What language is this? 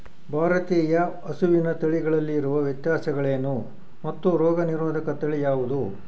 Kannada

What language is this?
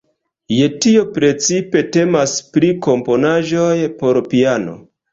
Esperanto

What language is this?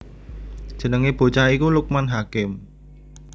Javanese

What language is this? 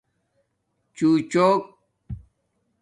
Domaaki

